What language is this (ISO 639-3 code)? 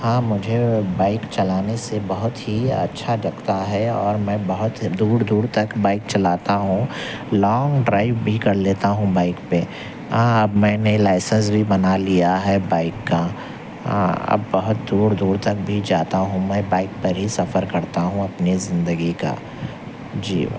urd